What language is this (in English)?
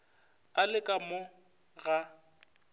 Northern Sotho